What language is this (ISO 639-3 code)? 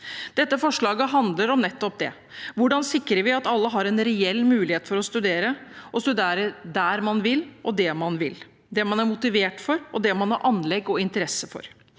nor